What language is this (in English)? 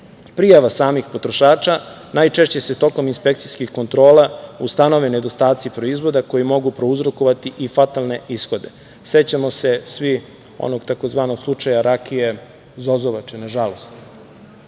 Serbian